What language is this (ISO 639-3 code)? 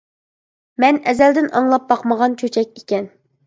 uig